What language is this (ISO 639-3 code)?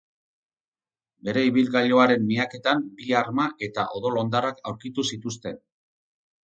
eus